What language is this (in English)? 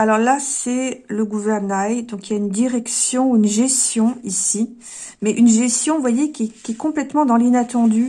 French